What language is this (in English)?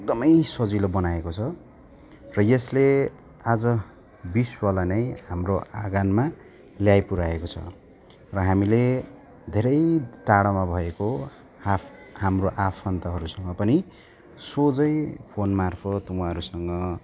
Nepali